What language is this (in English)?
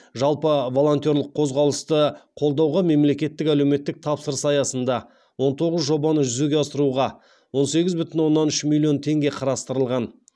Kazakh